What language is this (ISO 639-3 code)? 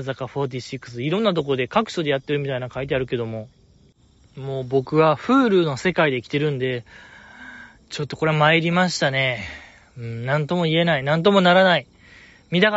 jpn